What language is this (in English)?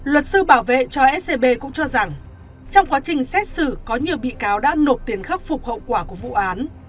Vietnamese